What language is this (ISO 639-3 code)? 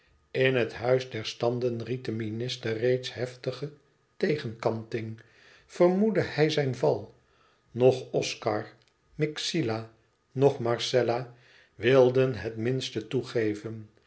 nld